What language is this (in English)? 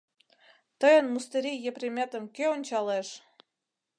Mari